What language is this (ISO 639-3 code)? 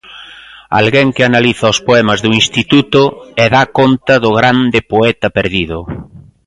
glg